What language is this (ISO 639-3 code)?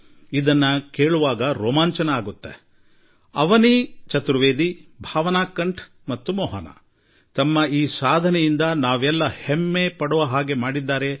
kan